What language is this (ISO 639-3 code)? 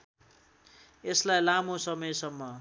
nep